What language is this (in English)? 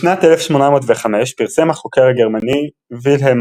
Hebrew